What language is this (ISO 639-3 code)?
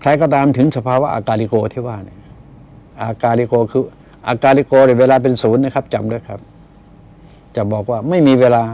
tha